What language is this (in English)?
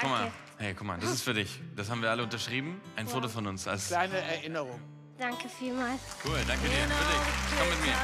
German